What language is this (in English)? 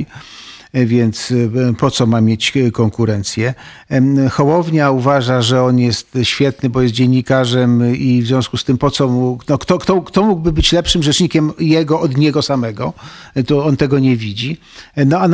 Polish